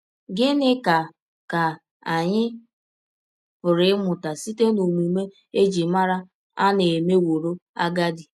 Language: Igbo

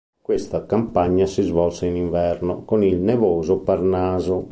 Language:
Italian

